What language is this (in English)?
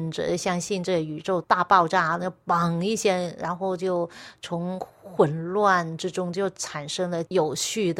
Chinese